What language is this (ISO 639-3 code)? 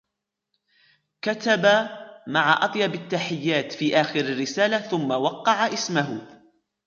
ara